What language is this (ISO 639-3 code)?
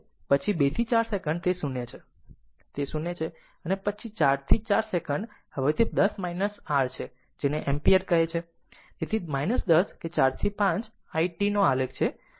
guj